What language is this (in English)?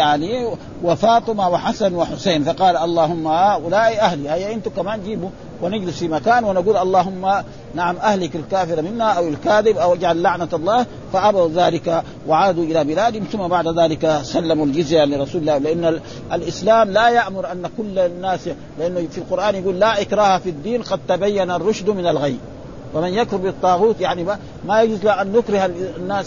Arabic